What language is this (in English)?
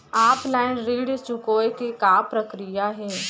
Chhattisgarhi